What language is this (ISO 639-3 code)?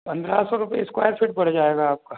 hin